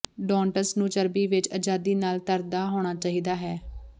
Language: Punjabi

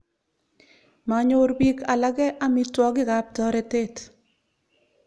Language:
Kalenjin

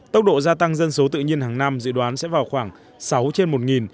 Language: Vietnamese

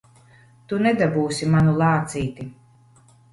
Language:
Latvian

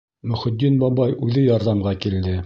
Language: Bashkir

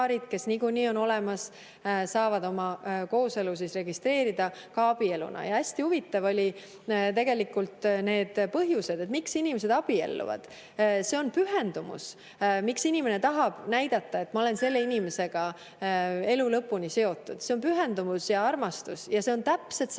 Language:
Estonian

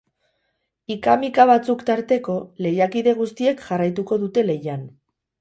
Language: Basque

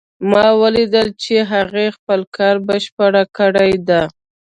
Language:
Pashto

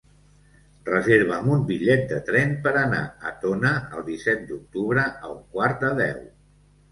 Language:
Catalan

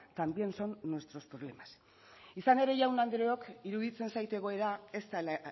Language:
Basque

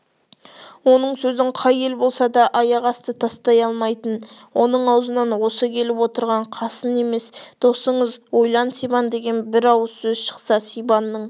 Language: Kazakh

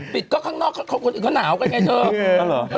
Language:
Thai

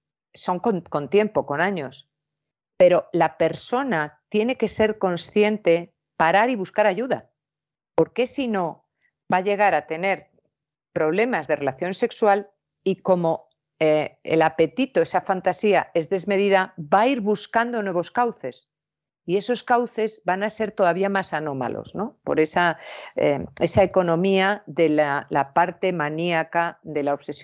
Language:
Spanish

